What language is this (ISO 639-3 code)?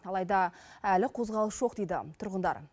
kaz